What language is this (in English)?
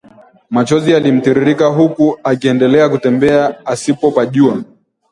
Swahili